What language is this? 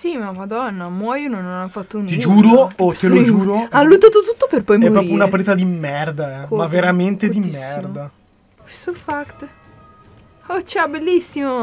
Italian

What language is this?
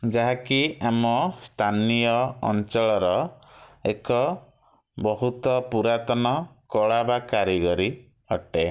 Odia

